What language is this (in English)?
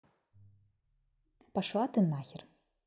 Russian